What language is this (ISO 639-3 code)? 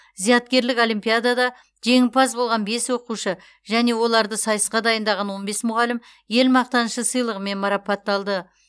kaz